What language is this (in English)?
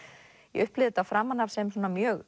Icelandic